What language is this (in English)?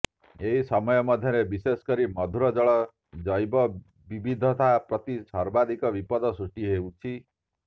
Odia